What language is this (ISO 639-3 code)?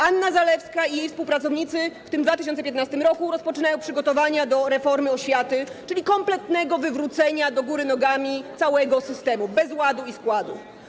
pol